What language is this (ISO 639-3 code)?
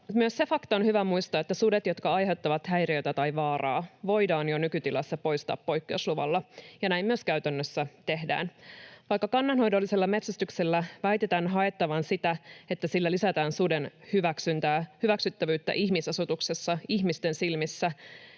fin